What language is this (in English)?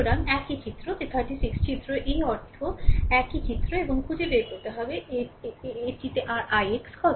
Bangla